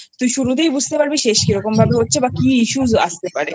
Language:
Bangla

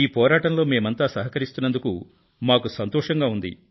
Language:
Telugu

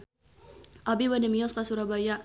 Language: Sundanese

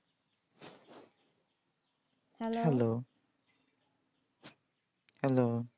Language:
Bangla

